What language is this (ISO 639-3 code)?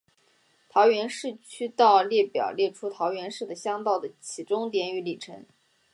zho